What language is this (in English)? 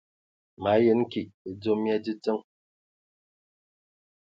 Ewondo